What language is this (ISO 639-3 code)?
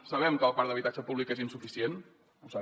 cat